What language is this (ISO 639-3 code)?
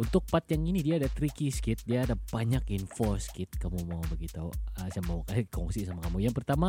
msa